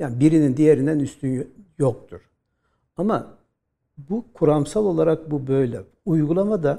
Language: Turkish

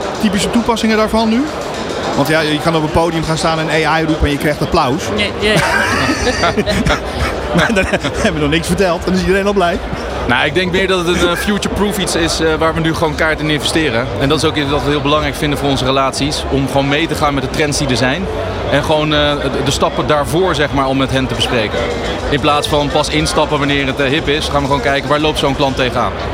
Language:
Dutch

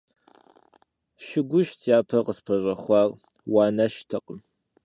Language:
Kabardian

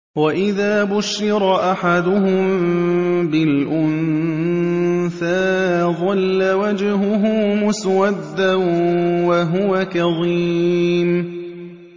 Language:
Arabic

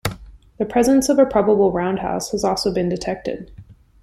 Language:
English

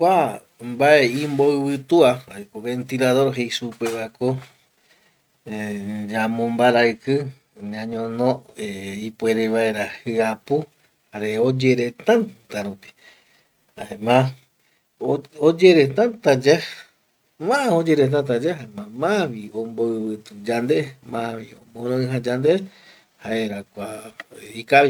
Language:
Eastern Bolivian Guaraní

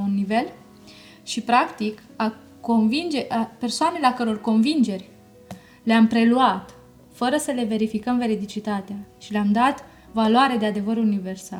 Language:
Romanian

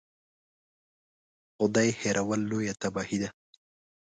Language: Pashto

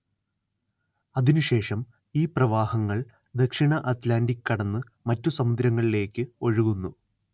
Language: Malayalam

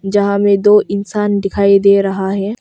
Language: Hindi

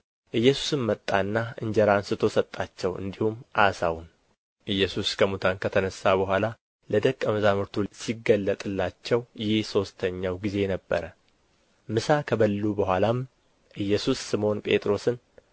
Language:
Amharic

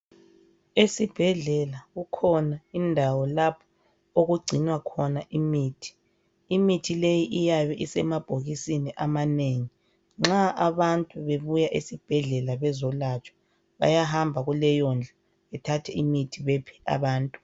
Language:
North Ndebele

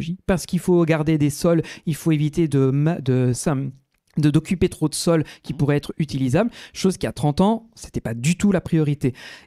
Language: French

